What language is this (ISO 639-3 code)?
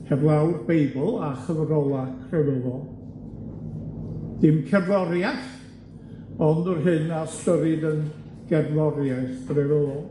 cym